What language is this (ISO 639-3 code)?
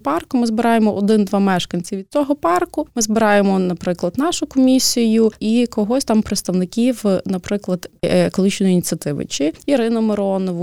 ukr